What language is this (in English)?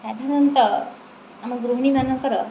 Odia